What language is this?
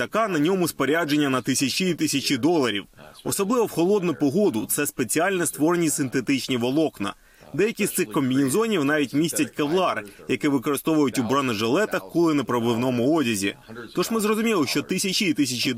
Ukrainian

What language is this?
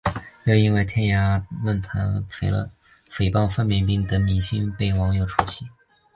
Chinese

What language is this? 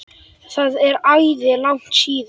Icelandic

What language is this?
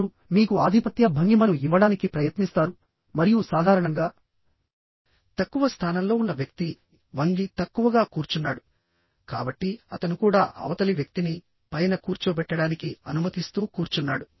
Telugu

